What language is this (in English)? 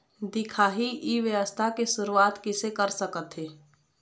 Chhattisgarhi